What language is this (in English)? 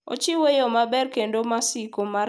Luo (Kenya and Tanzania)